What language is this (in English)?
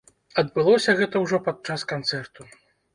Belarusian